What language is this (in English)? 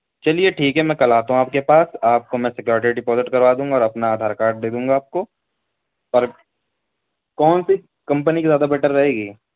Urdu